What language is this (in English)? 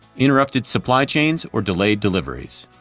English